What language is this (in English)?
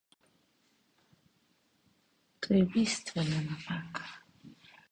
Slovenian